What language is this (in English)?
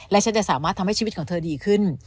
Thai